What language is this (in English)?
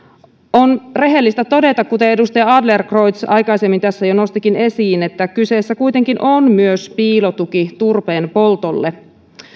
Finnish